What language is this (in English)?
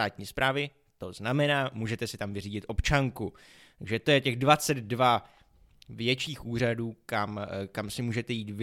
Czech